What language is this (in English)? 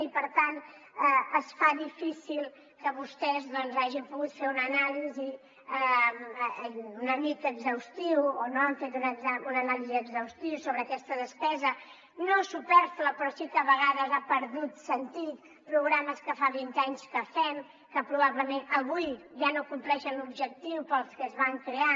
Catalan